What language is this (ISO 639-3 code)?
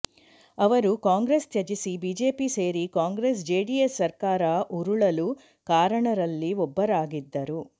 kan